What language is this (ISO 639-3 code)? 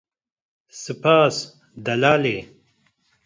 kur